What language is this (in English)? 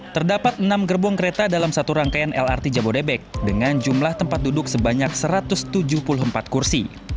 Indonesian